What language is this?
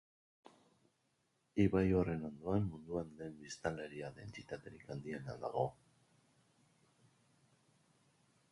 Basque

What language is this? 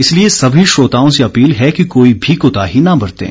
Hindi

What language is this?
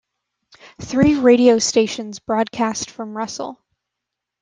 English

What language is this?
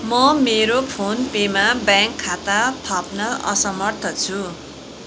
Nepali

